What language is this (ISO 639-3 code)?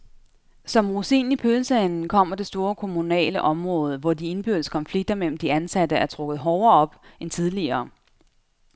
dan